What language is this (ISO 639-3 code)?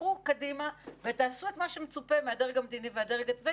heb